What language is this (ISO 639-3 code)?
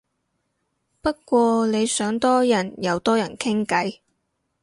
yue